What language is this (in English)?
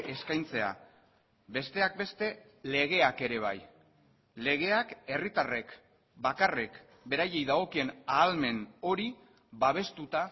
Basque